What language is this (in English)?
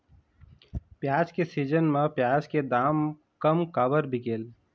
Chhattisgarhi